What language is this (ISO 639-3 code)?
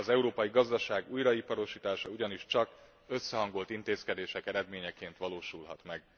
hun